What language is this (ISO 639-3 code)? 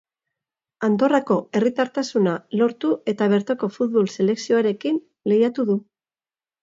eus